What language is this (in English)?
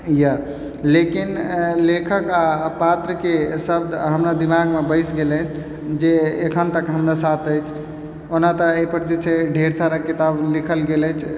Maithili